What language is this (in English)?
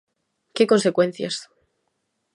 Galician